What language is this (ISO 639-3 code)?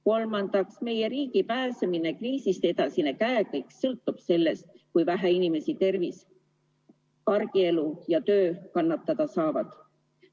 est